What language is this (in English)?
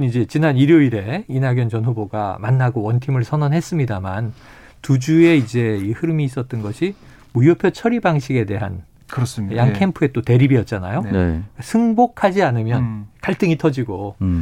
Korean